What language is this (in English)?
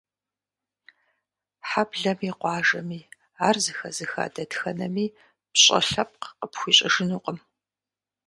Kabardian